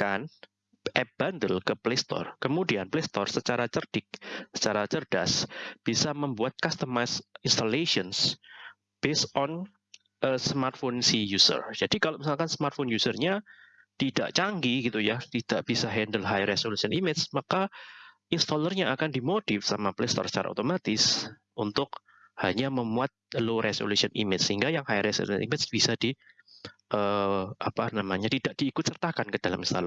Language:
Indonesian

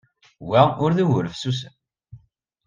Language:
Kabyle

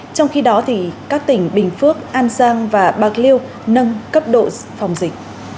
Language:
Vietnamese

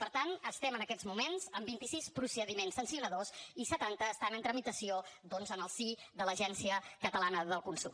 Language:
Catalan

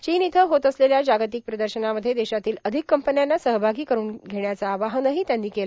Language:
Marathi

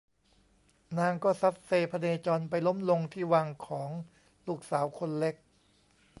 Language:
Thai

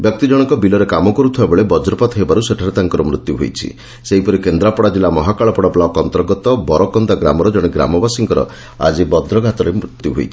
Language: Odia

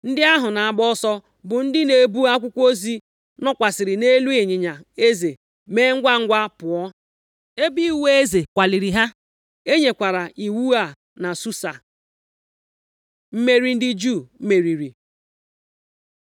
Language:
Igbo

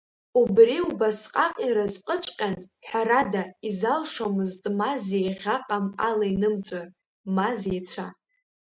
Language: Abkhazian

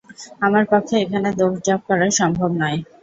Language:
Bangla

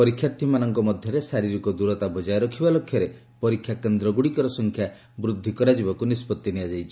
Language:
Odia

